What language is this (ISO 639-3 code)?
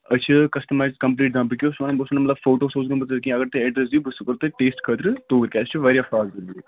kas